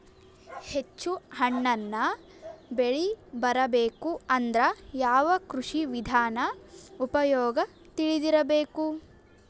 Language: Kannada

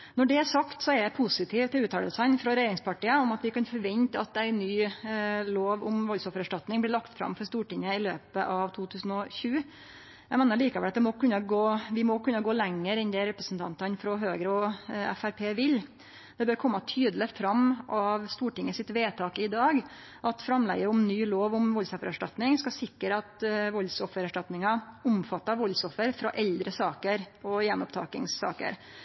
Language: Norwegian Nynorsk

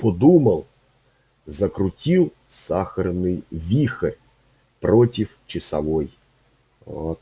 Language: Russian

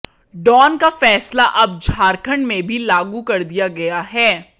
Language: Hindi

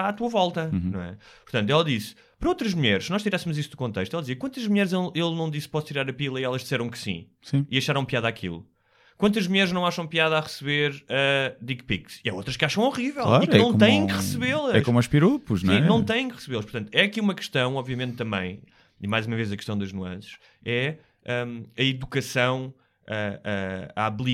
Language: Portuguese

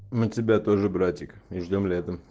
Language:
Russian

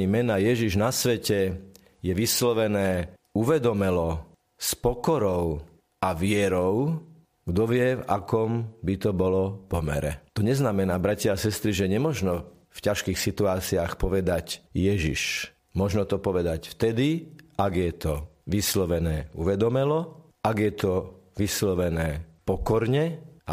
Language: Slovak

